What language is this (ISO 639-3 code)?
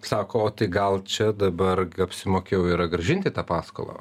lit